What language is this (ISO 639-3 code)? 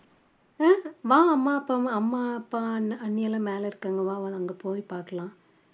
tam